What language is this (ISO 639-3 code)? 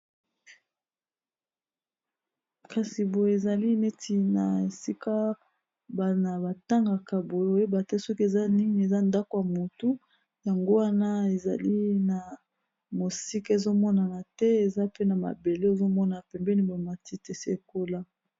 lin